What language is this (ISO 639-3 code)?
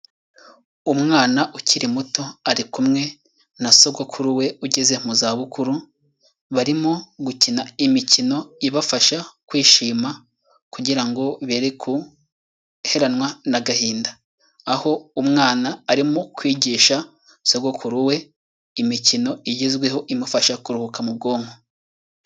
kin